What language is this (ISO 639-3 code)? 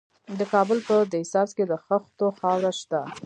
pus